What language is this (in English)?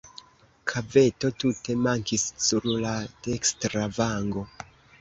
Esperanto